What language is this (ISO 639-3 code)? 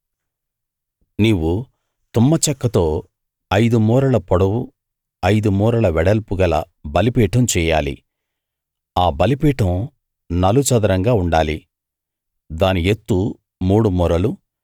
tel